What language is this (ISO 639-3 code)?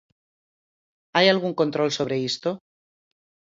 glg